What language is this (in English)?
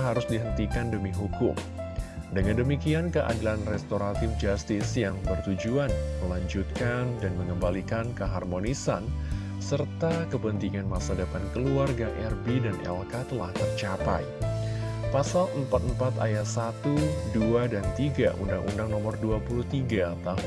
Indonesian